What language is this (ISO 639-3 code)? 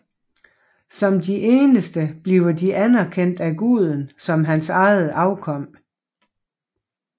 dan